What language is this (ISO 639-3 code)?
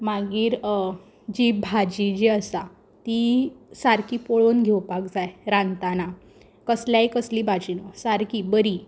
kok